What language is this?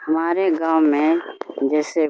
Urdu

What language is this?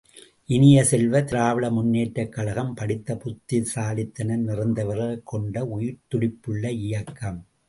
Tamil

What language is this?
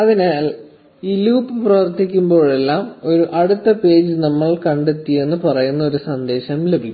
Malayalam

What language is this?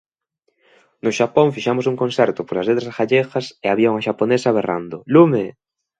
Galician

